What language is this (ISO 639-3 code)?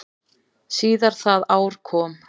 isl